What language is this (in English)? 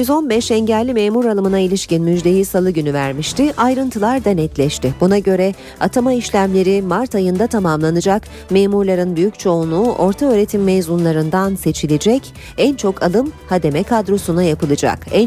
Turkish